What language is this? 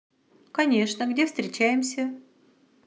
Russian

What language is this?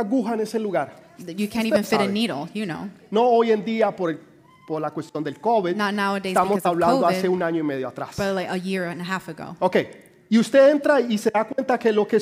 Spanish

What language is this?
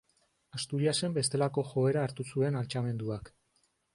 Basque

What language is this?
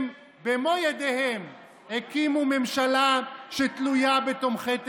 Hebrew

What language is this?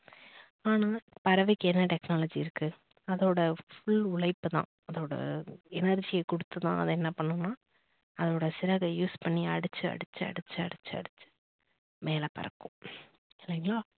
Tamil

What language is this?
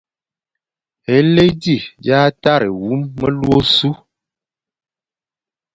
Fang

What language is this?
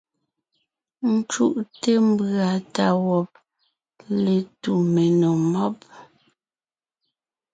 Ngiemboon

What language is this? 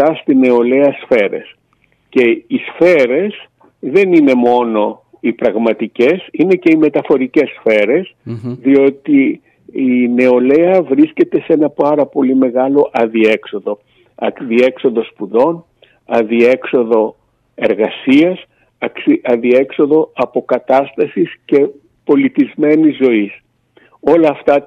Greek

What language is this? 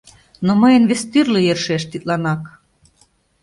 Mari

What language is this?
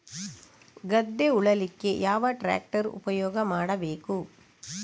Kannada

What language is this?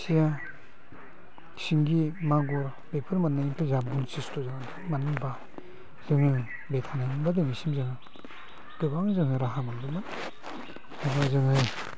Bodo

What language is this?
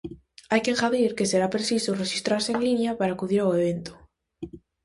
Galician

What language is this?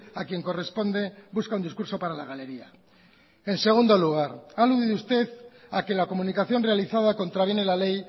Spanish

